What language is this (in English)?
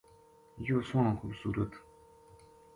Gujari